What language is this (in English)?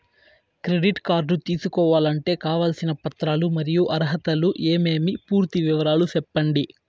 Telugu